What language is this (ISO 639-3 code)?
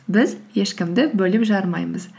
kaz